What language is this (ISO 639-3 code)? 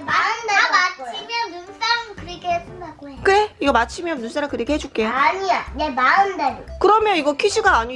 kor